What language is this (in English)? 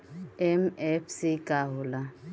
Bhojpuri